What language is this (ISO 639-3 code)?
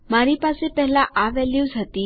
guj